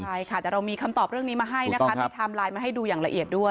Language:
Thai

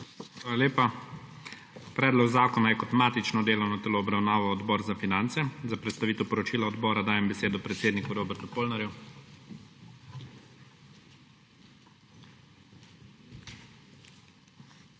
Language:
Slovenian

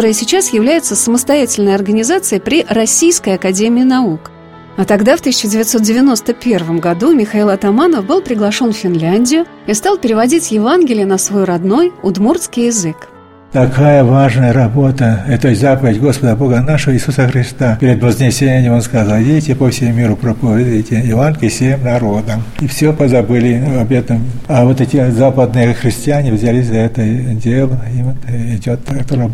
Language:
Russian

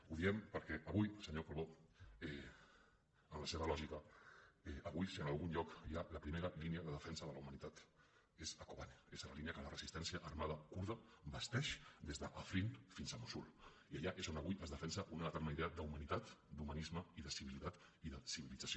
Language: Catalan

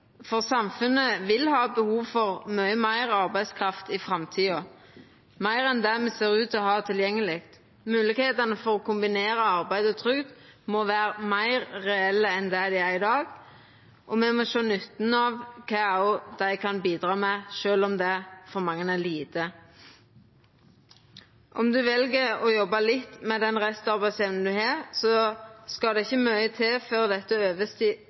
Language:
Norwegian Nynorsk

